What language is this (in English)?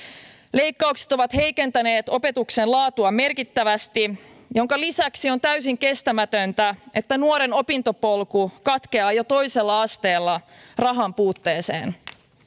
Finnish